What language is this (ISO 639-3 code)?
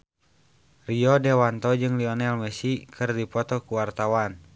sun